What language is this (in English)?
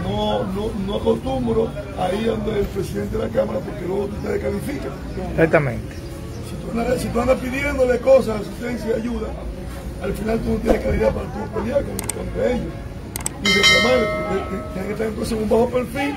Spanish